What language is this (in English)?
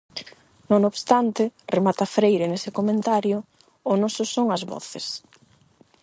Galician